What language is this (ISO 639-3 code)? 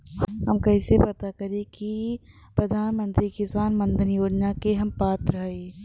bho